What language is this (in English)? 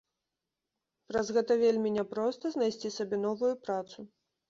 Belarusian